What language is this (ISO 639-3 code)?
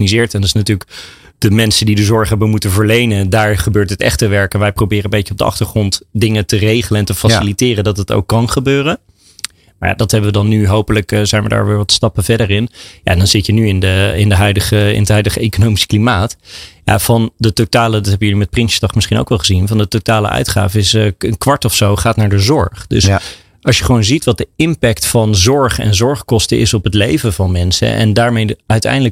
nld